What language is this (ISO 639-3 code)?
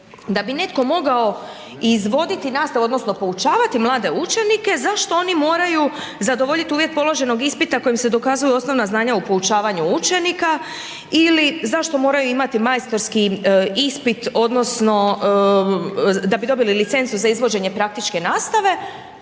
hrv